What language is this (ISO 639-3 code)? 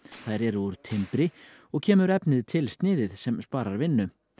isl